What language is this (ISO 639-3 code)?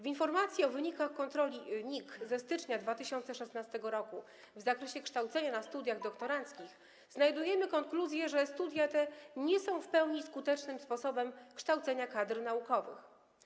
pol